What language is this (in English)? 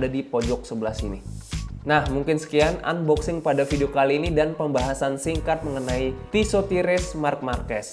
Indonesian